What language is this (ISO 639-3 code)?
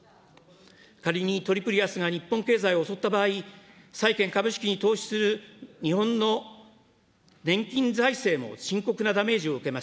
jpn